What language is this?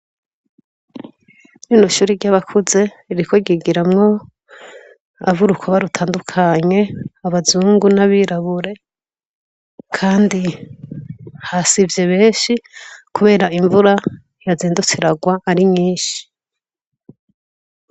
Rundi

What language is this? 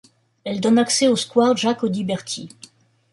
French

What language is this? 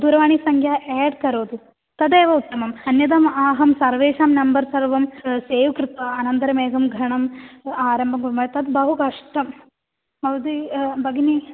Sanskrit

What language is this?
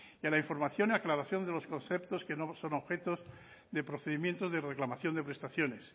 Spanish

